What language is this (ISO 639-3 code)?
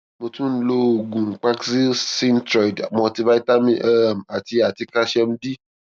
yor